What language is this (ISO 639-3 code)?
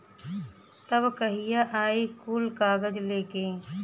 bho